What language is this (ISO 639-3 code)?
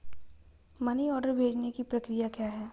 hin